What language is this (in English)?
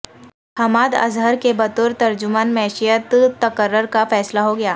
Urdu